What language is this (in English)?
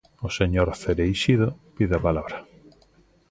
Galician